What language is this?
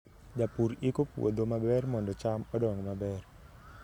Luo (Kenya and Tanzania)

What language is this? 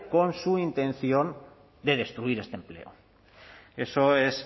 Spanish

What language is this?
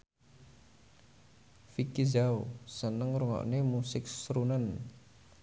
Javanese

